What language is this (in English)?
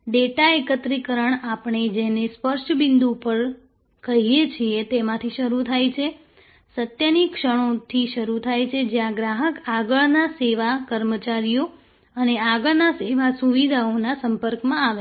Gujarati